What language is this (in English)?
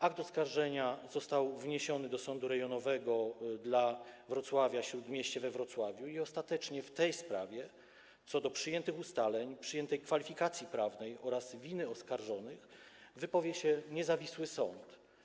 Polish